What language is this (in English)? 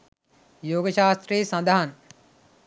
Sinhala